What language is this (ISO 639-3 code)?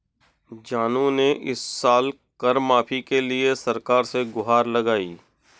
hin